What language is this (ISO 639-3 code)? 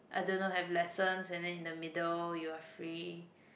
eng